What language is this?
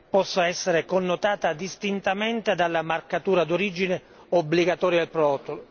Italian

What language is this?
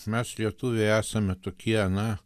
Lithuanian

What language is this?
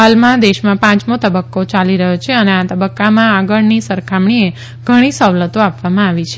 Gujarati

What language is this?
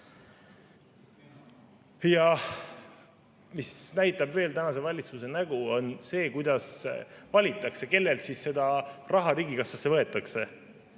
Estonian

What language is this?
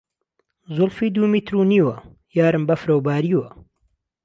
Central Kurdish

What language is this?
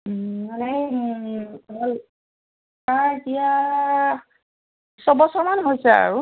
Assamese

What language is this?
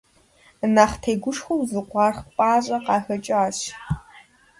Kabardian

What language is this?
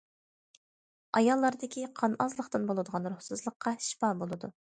Uyghur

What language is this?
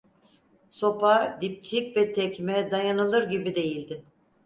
Turkish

